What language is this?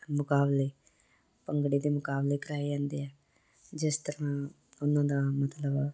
Punjabi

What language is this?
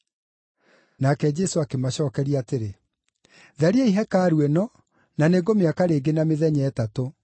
Kikuyu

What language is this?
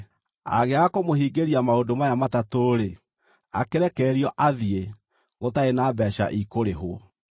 Kikuyu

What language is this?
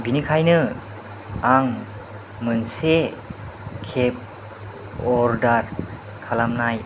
Bodo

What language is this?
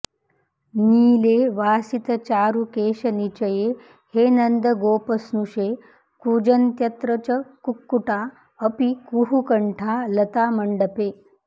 Sanskrit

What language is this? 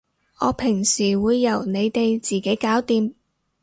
Cantonese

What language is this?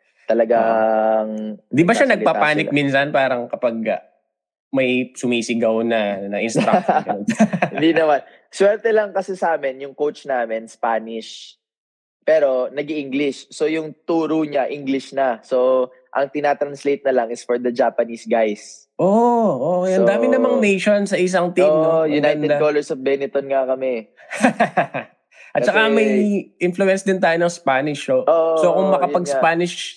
Filipino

